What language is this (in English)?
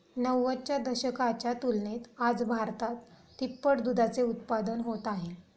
Marathi